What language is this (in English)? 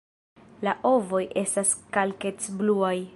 Esperanto